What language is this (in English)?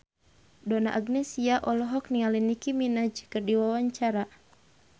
Sundanese